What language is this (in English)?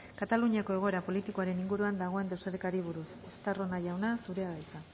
Basque